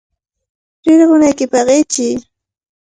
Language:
Cajatambo North Lima Quechua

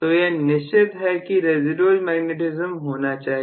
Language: Hindi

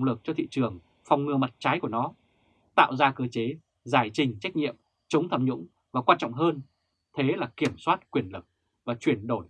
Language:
Vietnamese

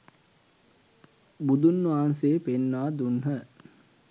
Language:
Sinhala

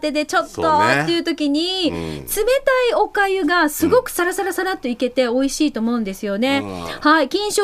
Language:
Japanese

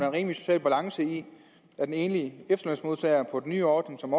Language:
Danish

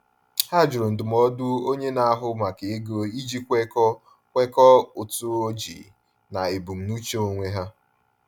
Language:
Igbo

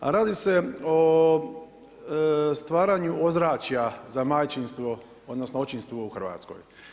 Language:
Croatian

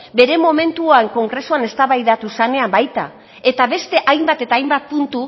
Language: Basque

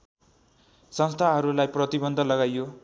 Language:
Nepali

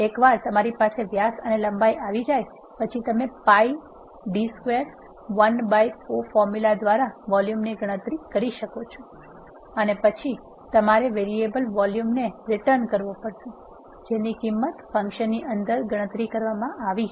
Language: Gujarati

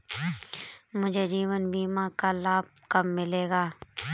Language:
Hindi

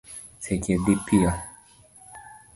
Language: Luo (Kenya and Tanzania)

